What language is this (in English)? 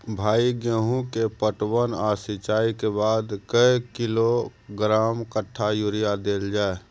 Maithili